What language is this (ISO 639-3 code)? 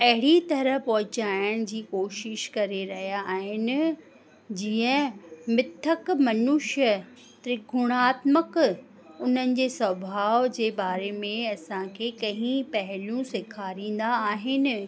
snd